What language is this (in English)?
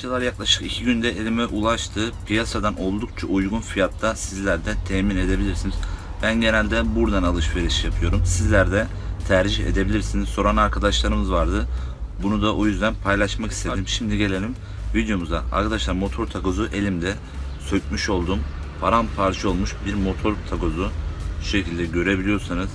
Turkish